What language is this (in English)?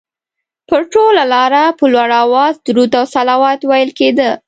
Pashto